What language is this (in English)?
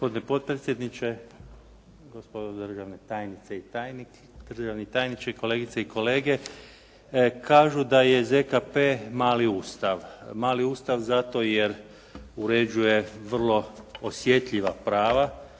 Croatian